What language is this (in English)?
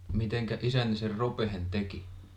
Finnish